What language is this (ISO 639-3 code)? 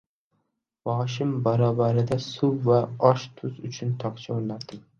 uzb